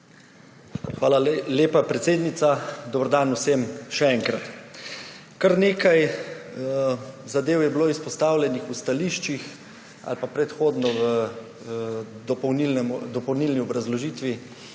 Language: Slovenian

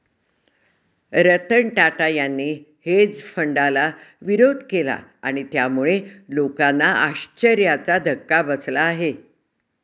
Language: Marathi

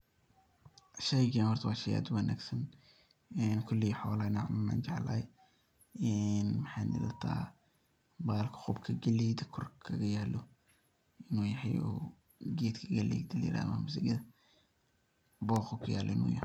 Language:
Somali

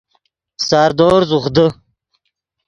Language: Yidgha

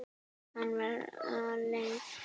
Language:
Icelandic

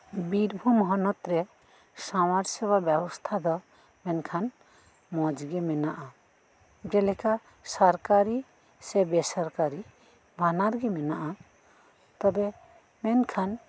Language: Santali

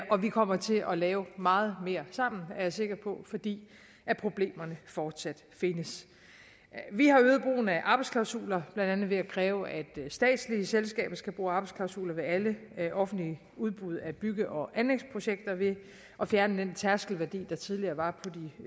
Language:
Danish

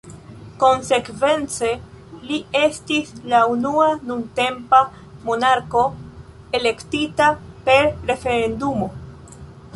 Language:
Esperanto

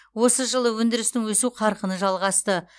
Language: Kazakh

